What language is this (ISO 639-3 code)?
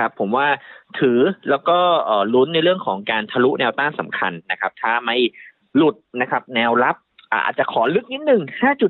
tha